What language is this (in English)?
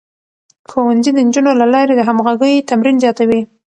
Pashto